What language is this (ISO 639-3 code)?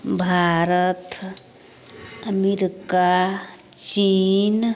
mai